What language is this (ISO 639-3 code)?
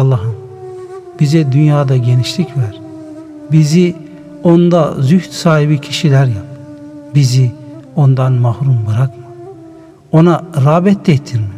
tur